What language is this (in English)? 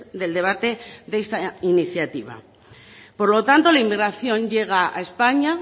Spanish